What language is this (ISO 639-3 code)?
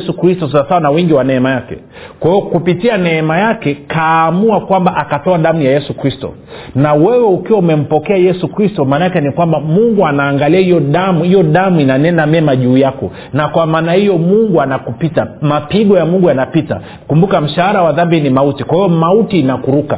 swa